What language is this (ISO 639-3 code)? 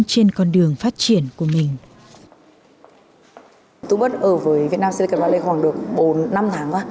vie